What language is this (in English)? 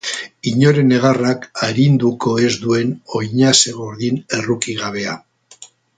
Basque